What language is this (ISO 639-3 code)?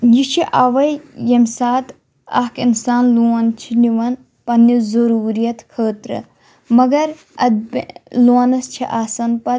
kas